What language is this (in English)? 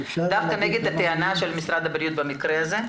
Hebrew